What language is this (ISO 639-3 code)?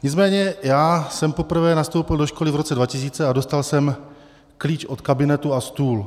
ces